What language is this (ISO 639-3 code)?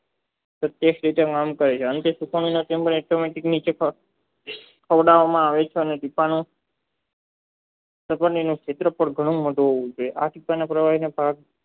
guj